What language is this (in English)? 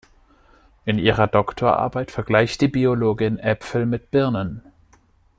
German